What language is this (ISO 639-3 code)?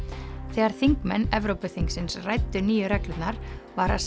isl